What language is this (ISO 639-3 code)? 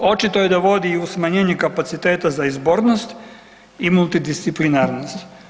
hrv